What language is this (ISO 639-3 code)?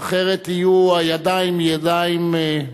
heb